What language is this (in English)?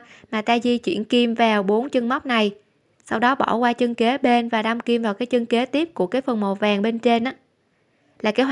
Vietnamese